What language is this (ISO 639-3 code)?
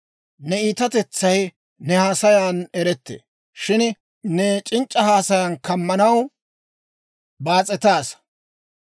dwr